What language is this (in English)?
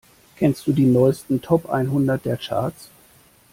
German